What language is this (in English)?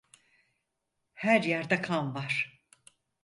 Turkish